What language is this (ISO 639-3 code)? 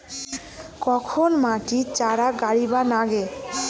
ben